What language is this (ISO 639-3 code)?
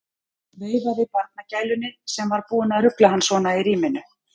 isl